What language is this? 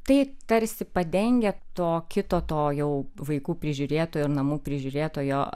Lithuanian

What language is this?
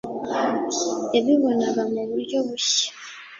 Kinyarwanda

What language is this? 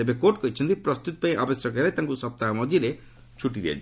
Odia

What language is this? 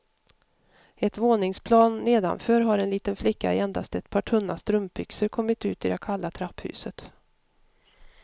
Swedish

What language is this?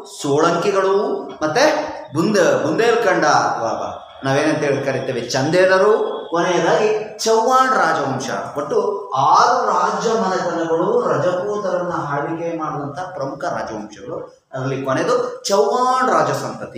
Hindi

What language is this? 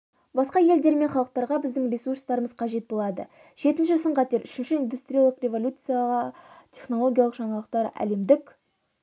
Kazakh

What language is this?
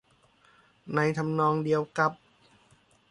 Thai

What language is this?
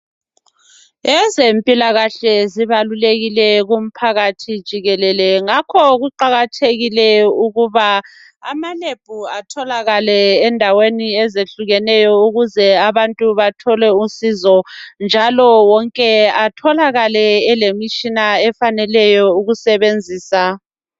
North Ndebele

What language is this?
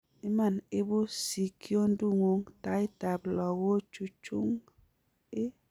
Kalenjin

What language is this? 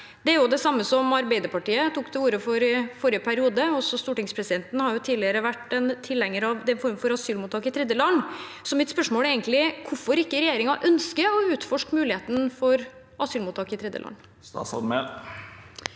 Norwegian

